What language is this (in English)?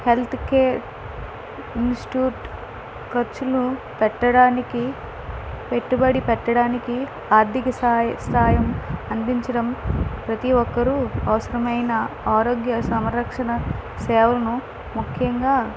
Telugu